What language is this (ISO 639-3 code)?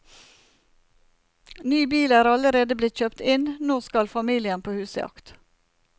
nor